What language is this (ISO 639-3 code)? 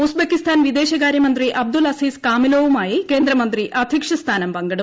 mal